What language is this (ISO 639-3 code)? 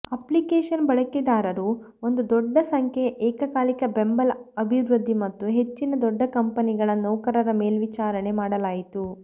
kan